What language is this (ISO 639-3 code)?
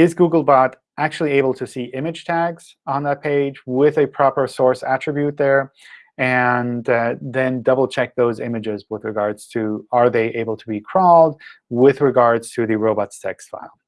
eng